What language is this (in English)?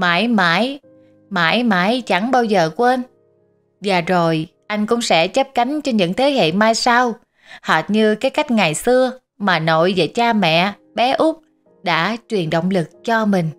Vietnamese